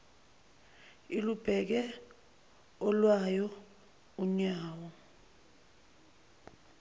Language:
Zulu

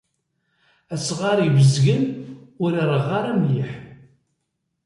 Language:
Kabyle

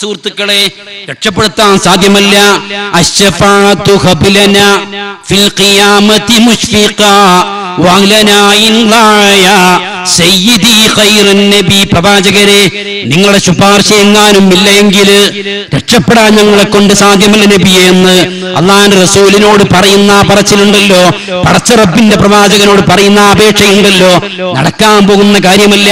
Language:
Malayalam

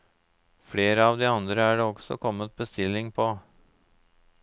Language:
Norwegian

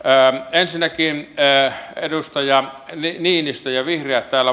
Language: Finnish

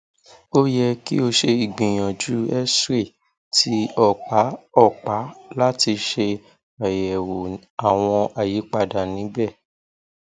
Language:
Yoruba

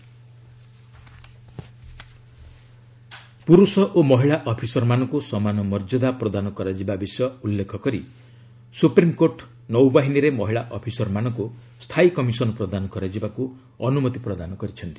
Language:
Odia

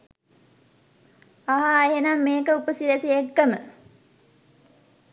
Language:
Sinhala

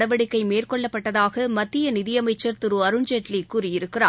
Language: Tamil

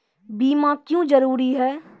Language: Maithili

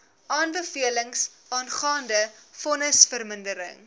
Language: Afrikaans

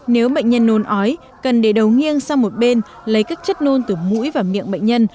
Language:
Vietnamese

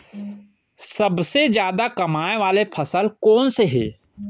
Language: Chhattisgarhi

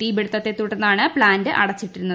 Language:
Malayalam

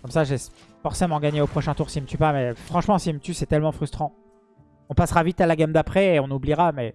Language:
French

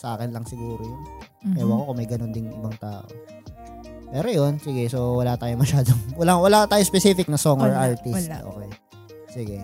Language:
Filipino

